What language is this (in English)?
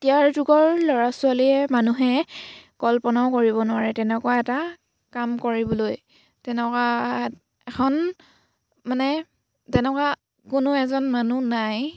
Assamese